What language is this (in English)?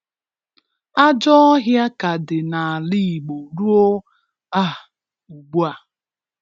Igbo